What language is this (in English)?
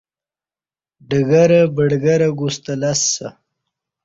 Kati